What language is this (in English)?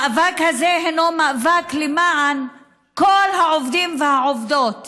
Hebrew